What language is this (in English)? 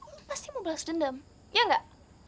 Indonesian